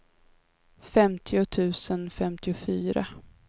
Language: Swedish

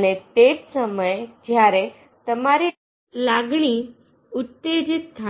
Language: Gujarati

